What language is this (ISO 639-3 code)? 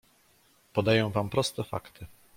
pol